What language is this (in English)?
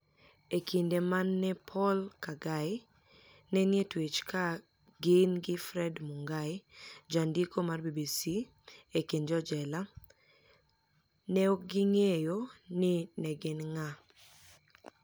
Luo (Kenya and Tanzania)